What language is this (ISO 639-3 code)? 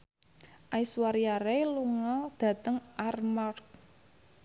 jav